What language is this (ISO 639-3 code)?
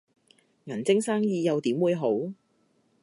yue